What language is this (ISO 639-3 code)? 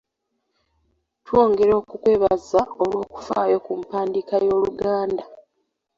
lug